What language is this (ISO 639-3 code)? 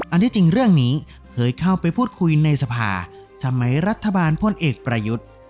tha